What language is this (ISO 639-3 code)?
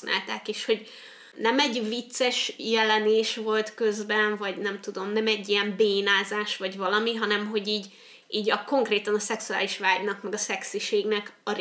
hun